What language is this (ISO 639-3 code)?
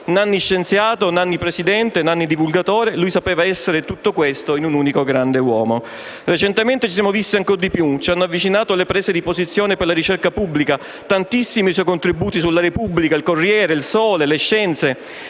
ita